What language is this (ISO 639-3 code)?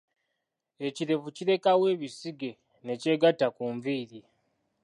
lug